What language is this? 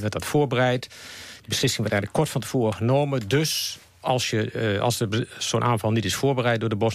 Dutch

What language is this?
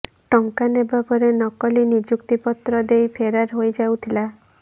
Odia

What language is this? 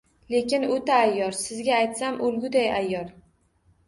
Uzbek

